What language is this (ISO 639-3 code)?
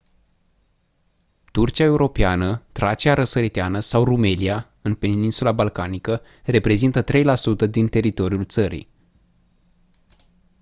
ron